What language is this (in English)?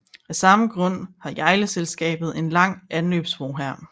Danish